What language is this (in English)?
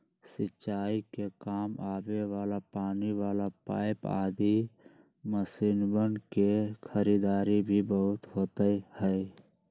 Magahi